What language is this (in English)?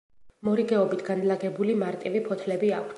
Georgian